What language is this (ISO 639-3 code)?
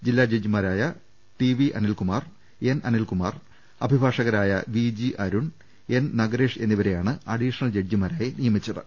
mal